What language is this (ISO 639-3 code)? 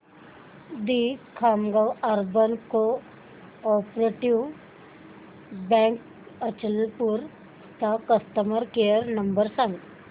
mar